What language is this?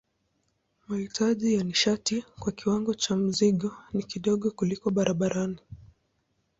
Swahili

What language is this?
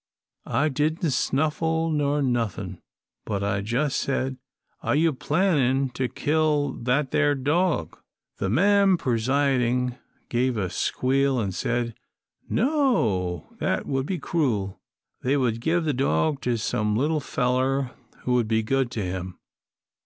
English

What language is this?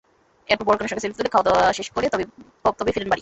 Bangla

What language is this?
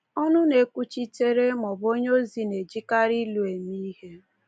Igbo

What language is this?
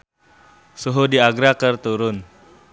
Sundanese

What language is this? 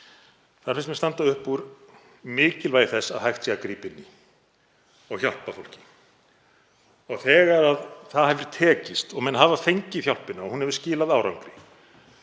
Icelandic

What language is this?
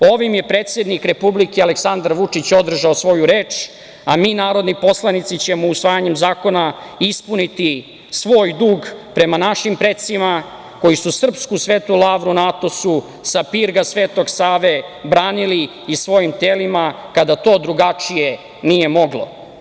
Serbian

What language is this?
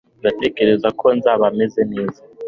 Kinyarwanda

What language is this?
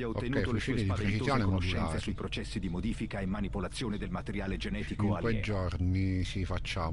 Italian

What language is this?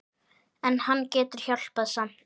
Icelandic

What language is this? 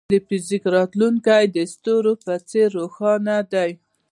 Pashto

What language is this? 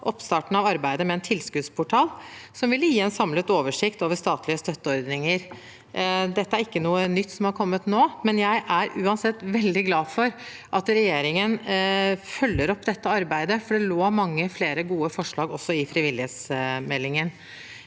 Norwegian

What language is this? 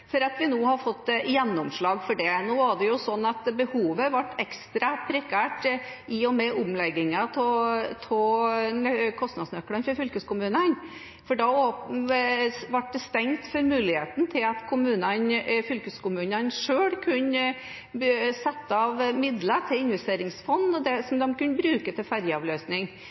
Norwegian Bokmål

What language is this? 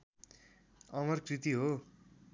Nepali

